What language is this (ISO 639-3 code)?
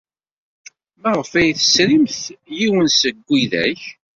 kab